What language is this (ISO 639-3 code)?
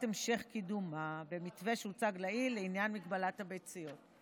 heb